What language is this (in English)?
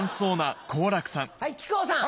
Japanese